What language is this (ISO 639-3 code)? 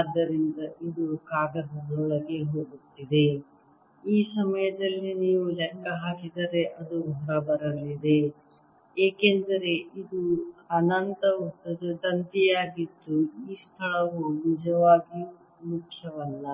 kan